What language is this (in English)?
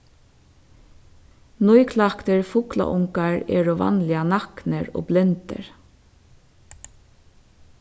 Faroese